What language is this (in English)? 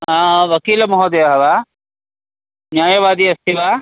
Sanskrit